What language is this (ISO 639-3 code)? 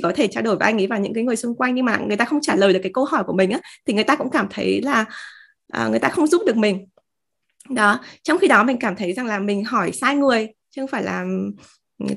vie